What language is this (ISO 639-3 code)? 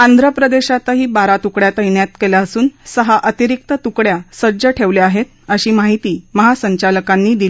mar